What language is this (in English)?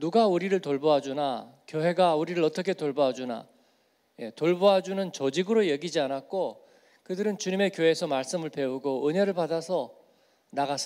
Korean